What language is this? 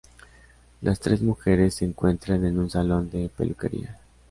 Spanish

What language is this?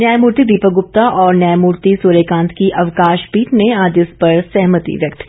Hindi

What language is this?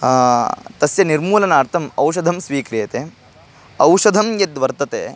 Sanskrit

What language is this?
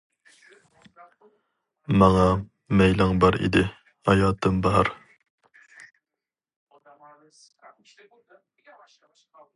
Uyghur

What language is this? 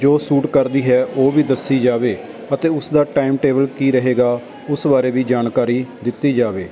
Punjabi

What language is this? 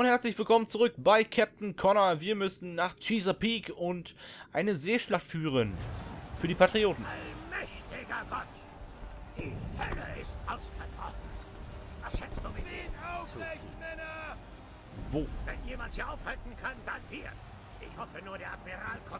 German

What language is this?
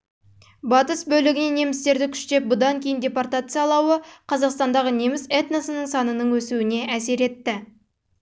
Kazakh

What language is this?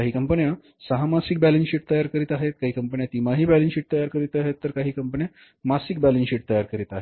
Marathi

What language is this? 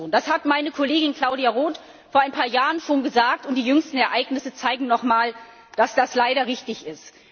German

